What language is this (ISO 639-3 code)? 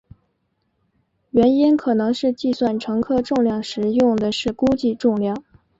zho